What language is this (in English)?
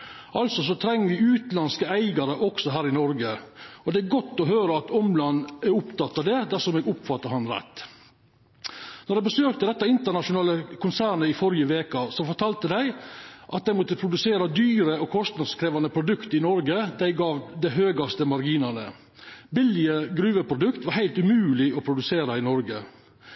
Norwegian Nynorsk